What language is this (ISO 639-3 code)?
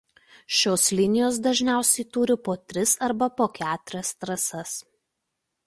lit